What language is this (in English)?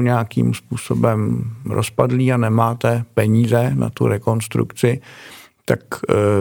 Czech